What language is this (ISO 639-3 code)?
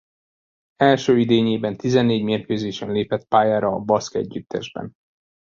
hun